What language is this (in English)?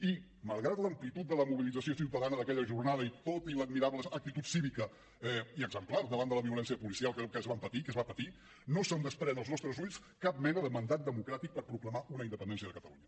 Catalan